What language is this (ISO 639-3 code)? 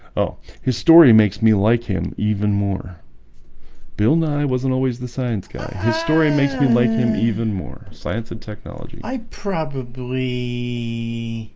eng